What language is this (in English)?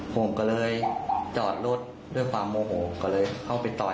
Thai